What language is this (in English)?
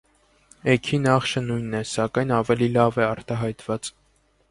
Armenian